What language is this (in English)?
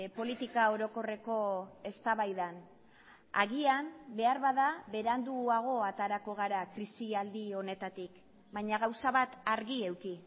Basque